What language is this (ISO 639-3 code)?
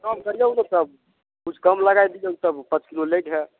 mai